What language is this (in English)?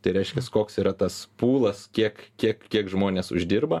Lithuanian